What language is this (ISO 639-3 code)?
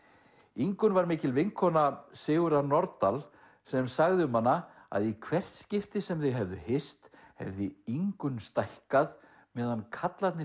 isl